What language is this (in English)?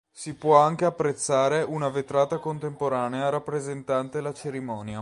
Italian